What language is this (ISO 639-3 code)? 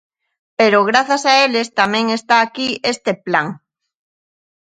glg